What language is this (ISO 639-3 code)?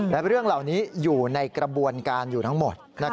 tha